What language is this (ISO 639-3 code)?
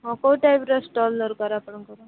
ori